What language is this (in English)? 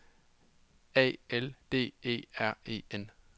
Danish